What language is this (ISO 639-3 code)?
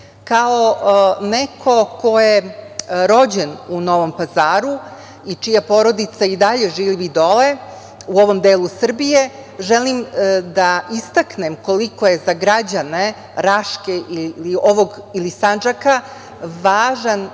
srp